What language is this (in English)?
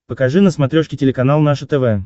Russian